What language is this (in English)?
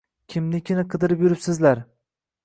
Uzbek